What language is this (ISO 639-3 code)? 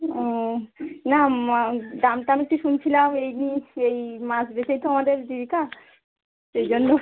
ben